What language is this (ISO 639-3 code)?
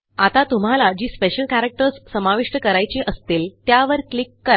mar